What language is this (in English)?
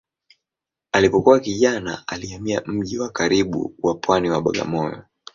Swahili